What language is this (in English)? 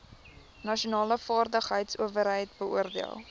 Afrikaans